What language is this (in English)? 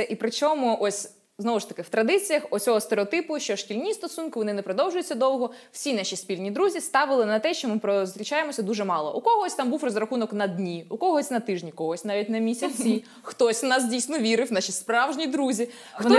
Ukrainian